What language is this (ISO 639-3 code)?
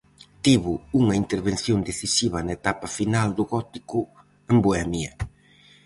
glg